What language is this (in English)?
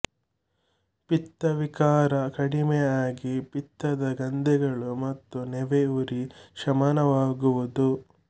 Kannada